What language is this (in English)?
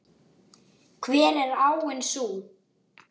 Icelandic